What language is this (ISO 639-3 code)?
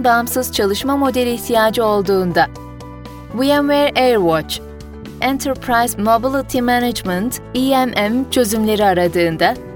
tur